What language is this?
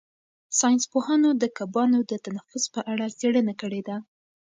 Pashto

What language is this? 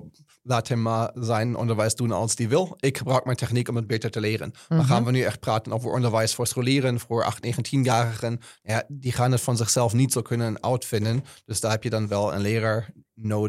Dutch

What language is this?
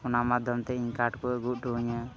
Santali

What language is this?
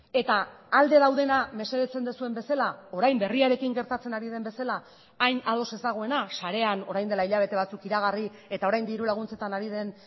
Basque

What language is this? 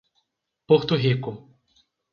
Portuguese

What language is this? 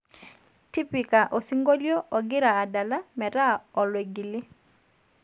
Masai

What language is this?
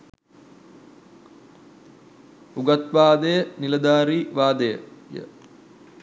Sinhala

